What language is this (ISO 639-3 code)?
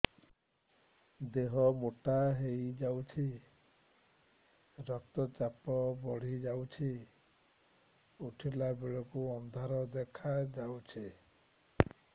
ori